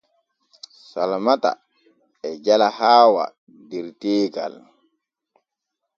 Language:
Borgu Fulfulde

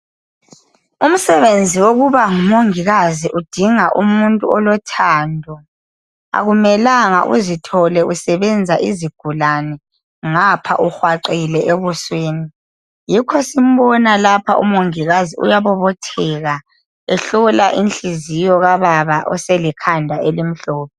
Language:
North Ndebele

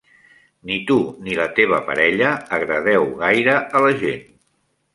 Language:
Catalan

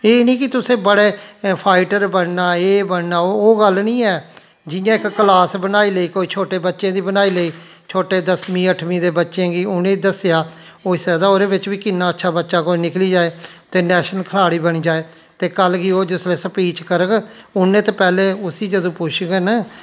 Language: Dogri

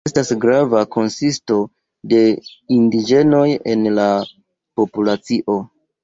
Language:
Esperanto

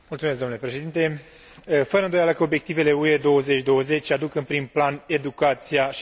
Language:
Romanian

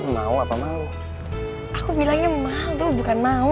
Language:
Indonesian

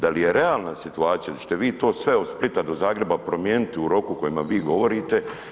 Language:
Croatian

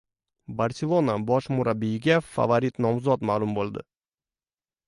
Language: Uzbek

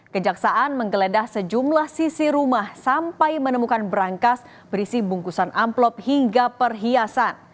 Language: Indonesian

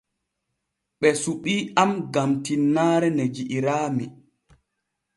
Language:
Borgu Fulfulde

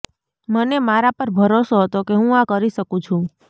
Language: Gujarati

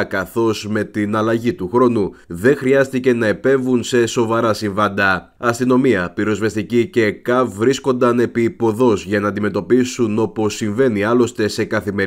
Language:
Greek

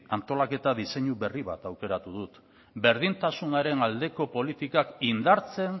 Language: Basque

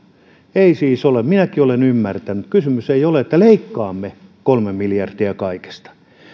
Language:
Finnish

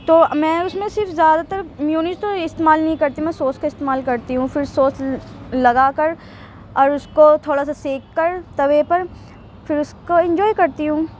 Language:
Urdu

